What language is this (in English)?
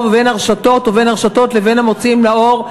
Hebrew